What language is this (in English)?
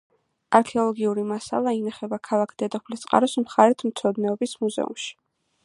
Georgian